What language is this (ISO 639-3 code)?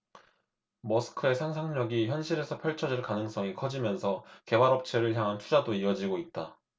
kor